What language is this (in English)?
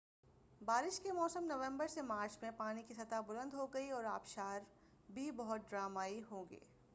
Urdu